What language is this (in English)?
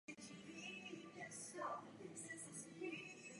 Czech